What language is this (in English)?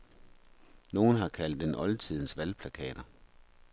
Danish